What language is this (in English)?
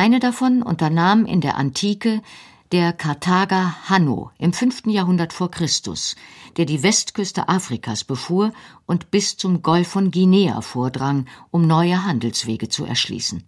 German